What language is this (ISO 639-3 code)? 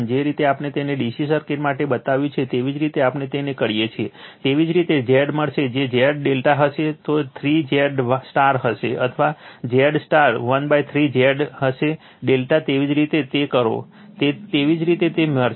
guj